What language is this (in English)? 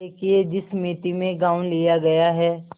Hindi